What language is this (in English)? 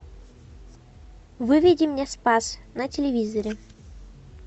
Russian